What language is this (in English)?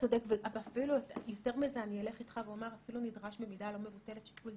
Hebrew